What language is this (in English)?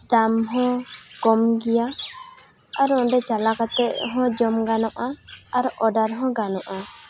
Santali